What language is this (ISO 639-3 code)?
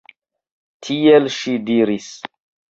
epo